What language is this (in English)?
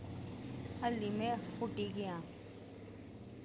Dogri